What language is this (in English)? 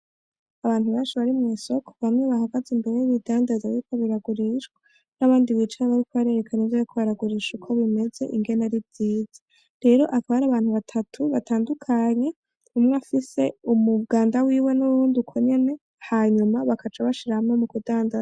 Rundi